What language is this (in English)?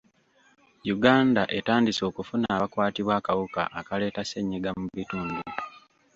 Ganda